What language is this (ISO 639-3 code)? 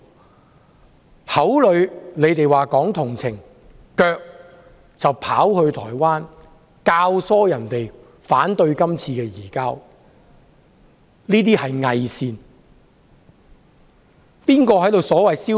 yue